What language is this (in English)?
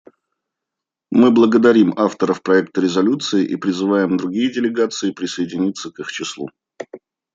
Russian